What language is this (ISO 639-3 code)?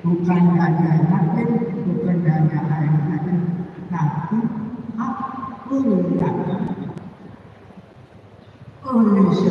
ind